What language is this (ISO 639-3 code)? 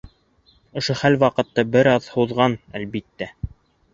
bak